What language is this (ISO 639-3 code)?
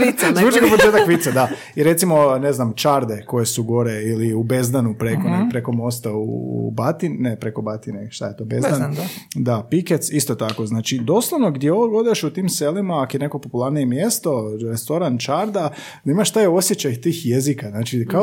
hrv